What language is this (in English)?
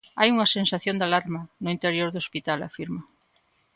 Galician